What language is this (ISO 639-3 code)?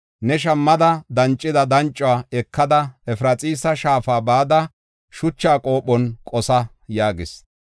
gof